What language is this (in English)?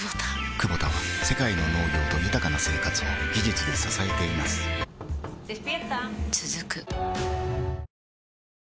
Japanese